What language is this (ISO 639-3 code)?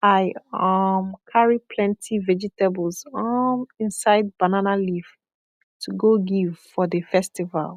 pcm